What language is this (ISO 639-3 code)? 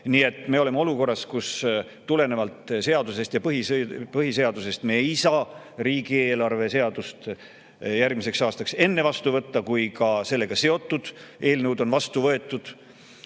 est